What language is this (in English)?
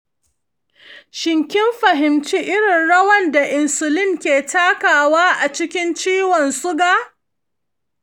Hausa